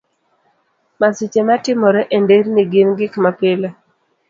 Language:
Luo (Kenya and Tanzania)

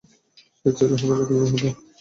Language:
Bangla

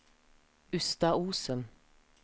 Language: Norwegian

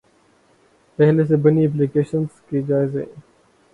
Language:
Urdu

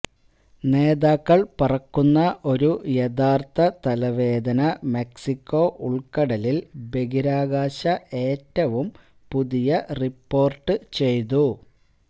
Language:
Malayalam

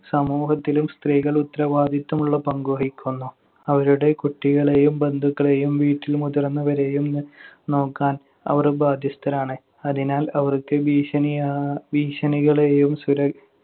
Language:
Malayalam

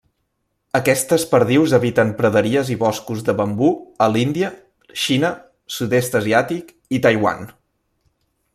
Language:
Catalan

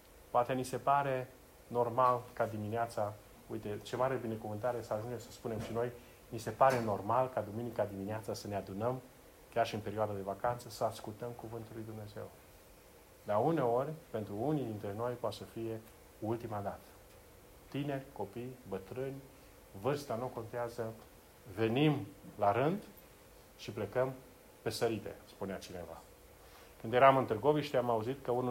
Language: Romanian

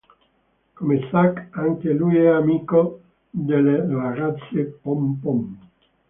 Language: Italian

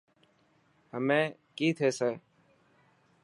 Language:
Dhatki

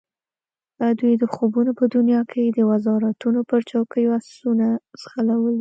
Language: Pashto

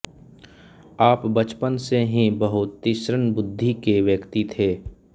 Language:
Hindi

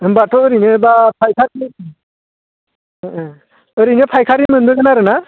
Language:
Bodo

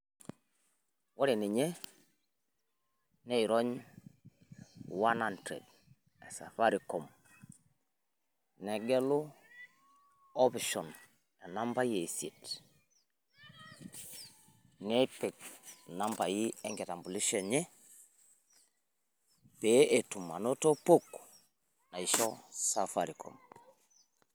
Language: Masai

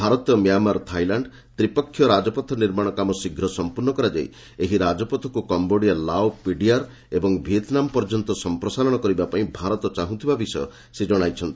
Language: Odia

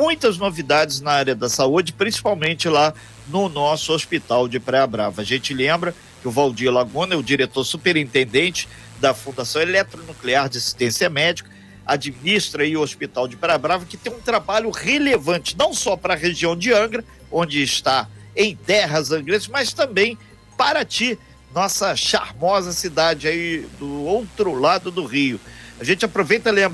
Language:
Portuguese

